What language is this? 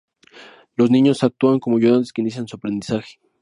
Spanish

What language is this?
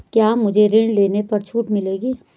Hindi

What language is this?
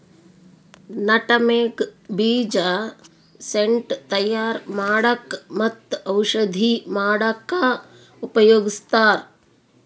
Kannada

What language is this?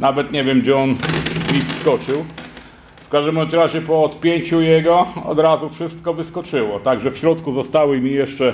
Polish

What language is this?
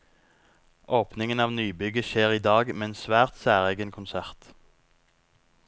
Norwegian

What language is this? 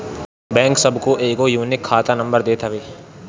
Bhojpuri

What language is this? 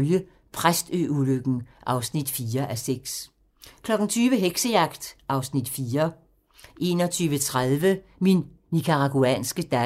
Danish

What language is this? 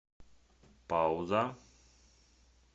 Russian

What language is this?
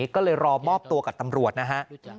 Thai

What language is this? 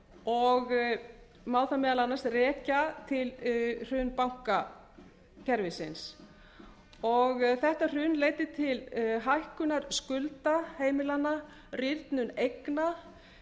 Icelandic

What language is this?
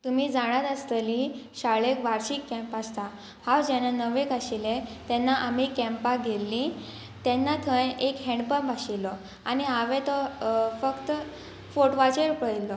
Konkani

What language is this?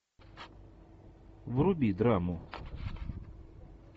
Russian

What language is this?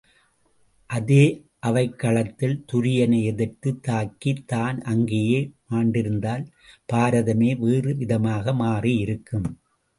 Tamil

